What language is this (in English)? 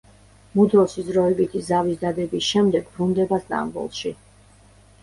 Georgian